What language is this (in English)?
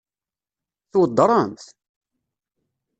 Kabyle